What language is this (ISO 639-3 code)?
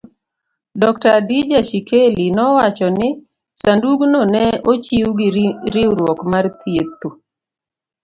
luo